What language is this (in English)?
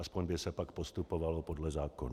Czech